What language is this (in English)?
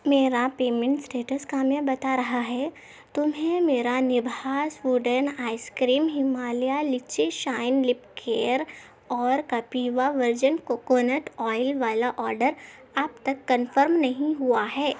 Urdu